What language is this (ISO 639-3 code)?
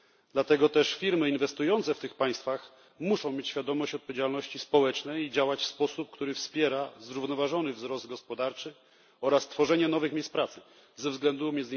pol